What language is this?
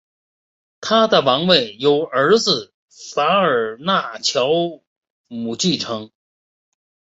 Chinese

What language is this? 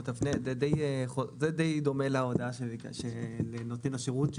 Hebrew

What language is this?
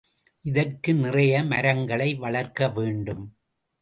Tamil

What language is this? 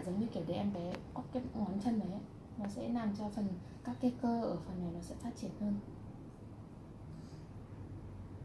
Vietnamese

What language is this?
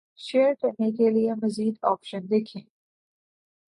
Urdu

